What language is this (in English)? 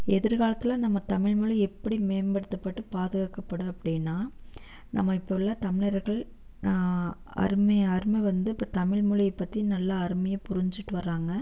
Tamil